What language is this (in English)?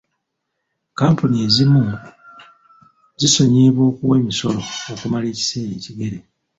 Ganda